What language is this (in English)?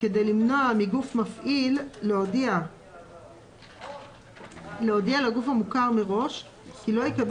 Hebrew